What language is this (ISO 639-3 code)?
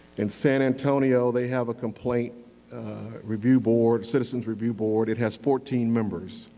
eng